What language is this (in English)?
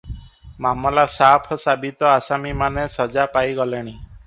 Odia